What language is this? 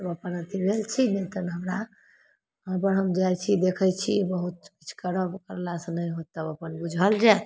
Maithili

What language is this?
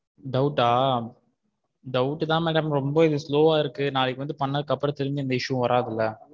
Tamil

